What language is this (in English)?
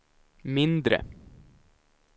Swedish